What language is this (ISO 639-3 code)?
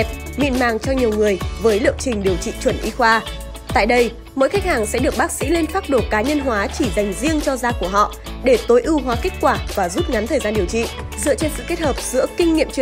vie